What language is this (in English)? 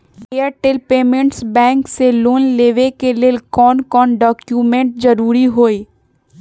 Magahi